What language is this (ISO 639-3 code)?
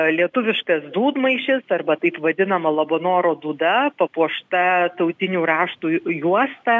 lit